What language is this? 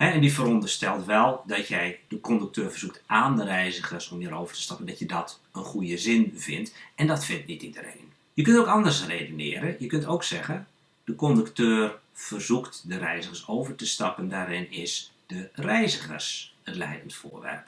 Dutch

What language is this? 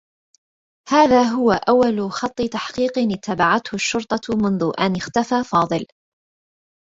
Arabic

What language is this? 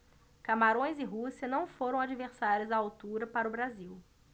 Portuguese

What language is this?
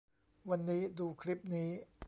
Thai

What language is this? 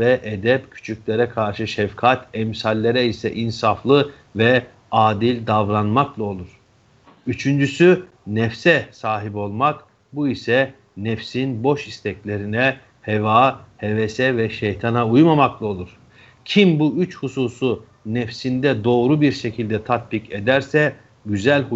Turkish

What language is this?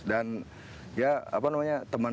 Indonesian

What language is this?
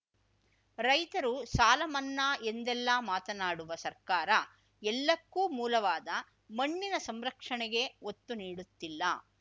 Kannada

